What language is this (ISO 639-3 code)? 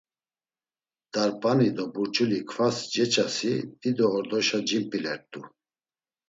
lzz